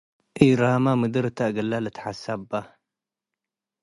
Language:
Tigre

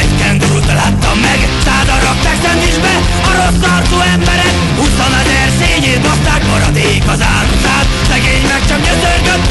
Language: Hungarian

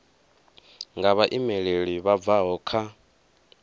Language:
Venda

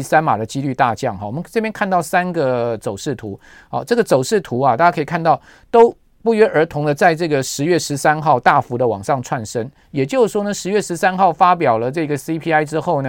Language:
Chinese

